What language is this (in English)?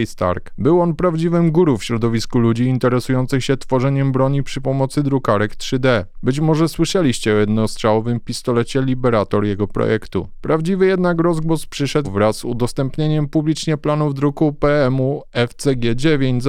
Polish